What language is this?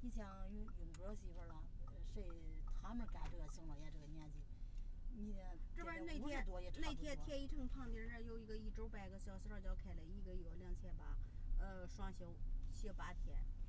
Chinese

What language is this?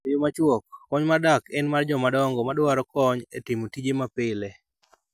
Luo (Kenya and Tanzania)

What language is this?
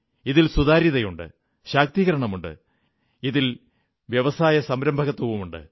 Malayalam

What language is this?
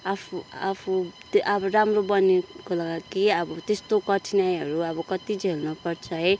Nepali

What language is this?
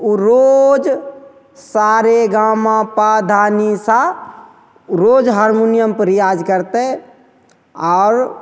Maithili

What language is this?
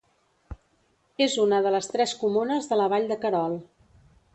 Catalan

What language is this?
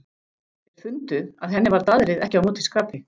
Icelandic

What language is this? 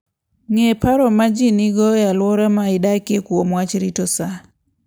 Luo (Kenya and Tanzania)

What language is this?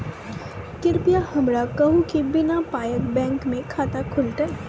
Maithili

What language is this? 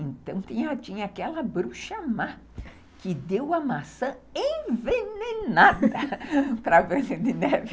Portuguese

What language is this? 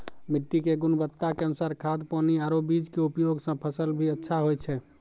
Maithili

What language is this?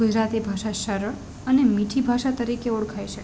Gujarati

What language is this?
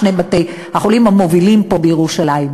Hebrew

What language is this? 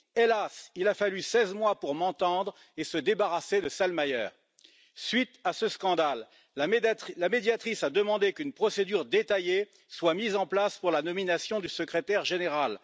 French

